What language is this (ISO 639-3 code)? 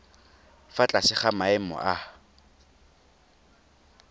tsn